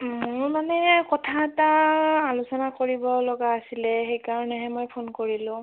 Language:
Assamese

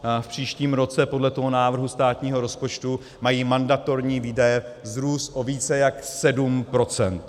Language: Czech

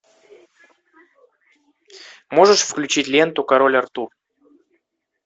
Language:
Russian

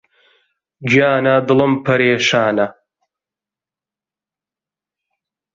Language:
Central Kurdish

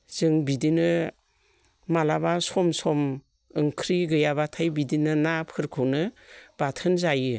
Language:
Bodo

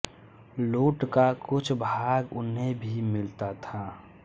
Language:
Hindi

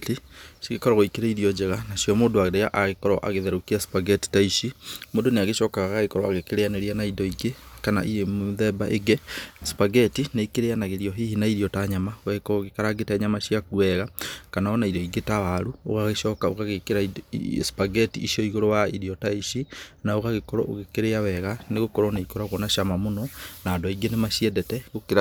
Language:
Kikuyu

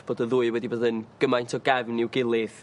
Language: Welsh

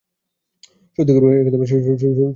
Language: Bangla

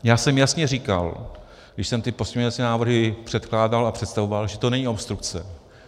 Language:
Czech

